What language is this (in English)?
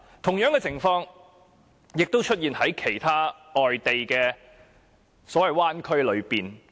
Cantonese